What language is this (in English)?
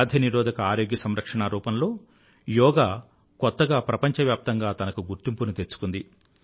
Telugu